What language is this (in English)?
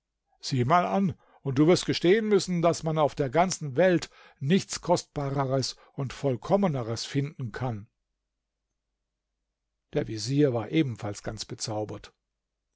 German